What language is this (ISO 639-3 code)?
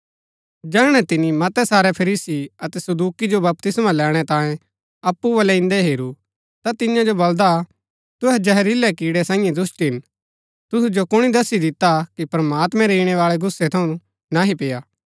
gbk